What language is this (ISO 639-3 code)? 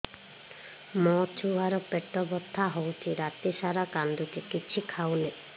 ori